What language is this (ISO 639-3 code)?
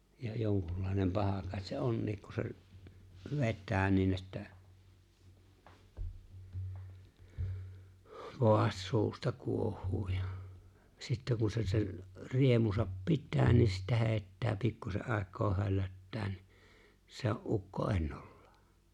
fin